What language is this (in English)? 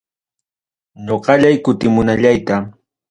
Ayacucho Quechua